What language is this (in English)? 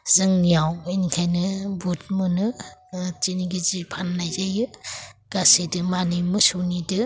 Bodo